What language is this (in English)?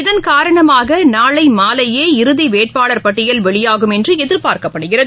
Tamil